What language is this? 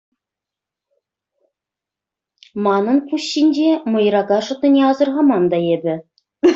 Chuvash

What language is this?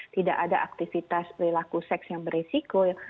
Indonesian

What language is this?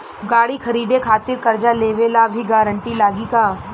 Bhojpuri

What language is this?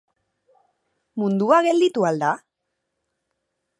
Basque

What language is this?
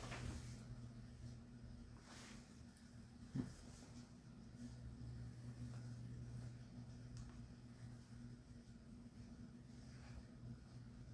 Korean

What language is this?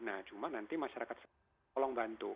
Indonesian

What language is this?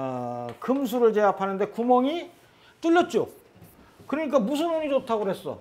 Korean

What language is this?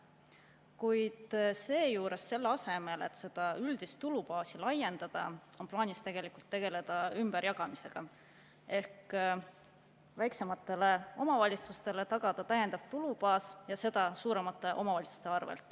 Estonian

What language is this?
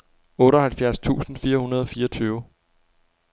Danish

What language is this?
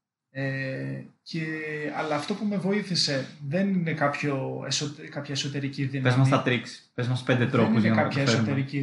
Greek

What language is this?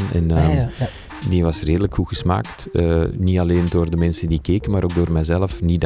Dutch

